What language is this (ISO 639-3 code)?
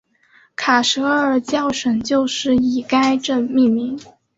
zho